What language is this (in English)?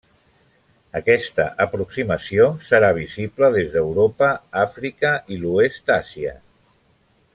Catalan